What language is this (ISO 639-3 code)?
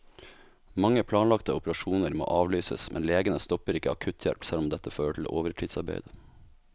nor